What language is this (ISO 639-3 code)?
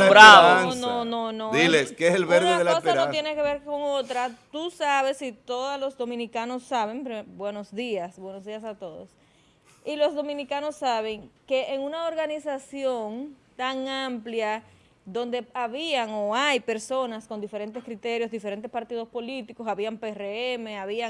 spa